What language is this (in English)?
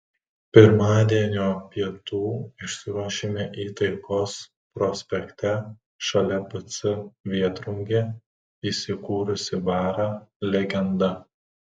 Lithuanian